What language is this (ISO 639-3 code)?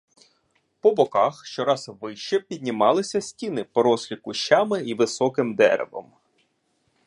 ukr